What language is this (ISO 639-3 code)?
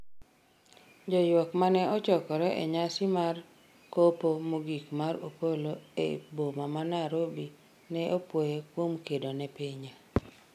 luo